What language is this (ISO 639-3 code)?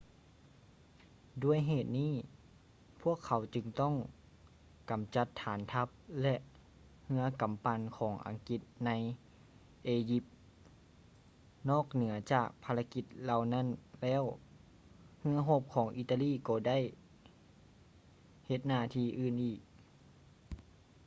lao